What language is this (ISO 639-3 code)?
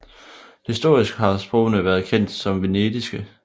dan